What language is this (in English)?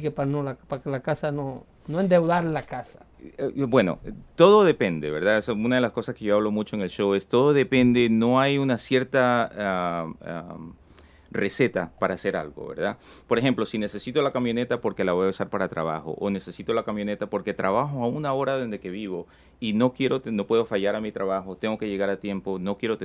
Spanish